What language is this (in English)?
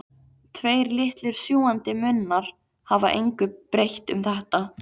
Icelandic